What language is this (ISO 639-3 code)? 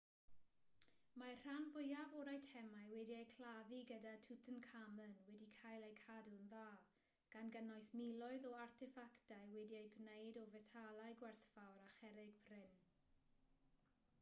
cym